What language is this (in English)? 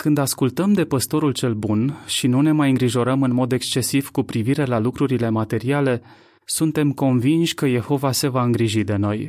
Romanian